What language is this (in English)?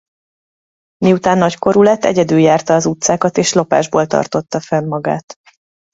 Hungarian